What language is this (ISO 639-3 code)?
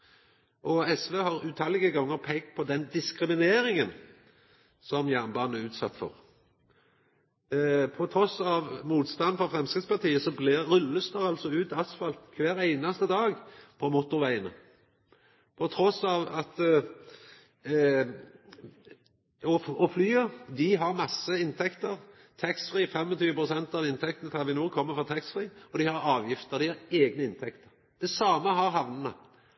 nno